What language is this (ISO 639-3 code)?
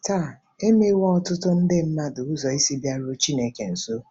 ibo